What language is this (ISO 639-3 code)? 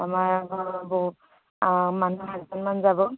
asm